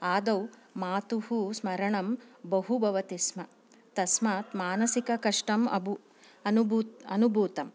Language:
Sanskrit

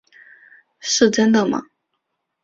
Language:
Chinese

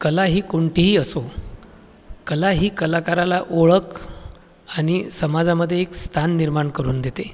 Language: Marathi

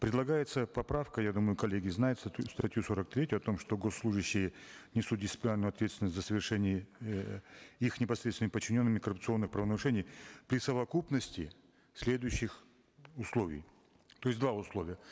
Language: Kazakh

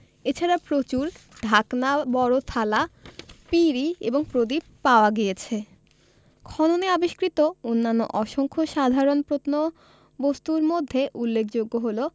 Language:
Bangla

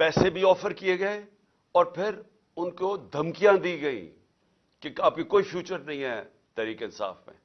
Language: Urdu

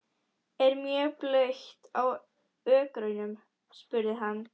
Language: Icelandic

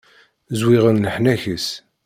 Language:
Kabyle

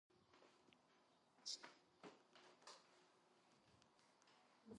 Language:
Georgian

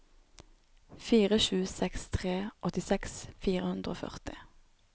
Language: Norwegian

